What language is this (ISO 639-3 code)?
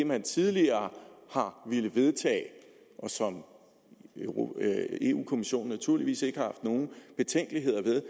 dan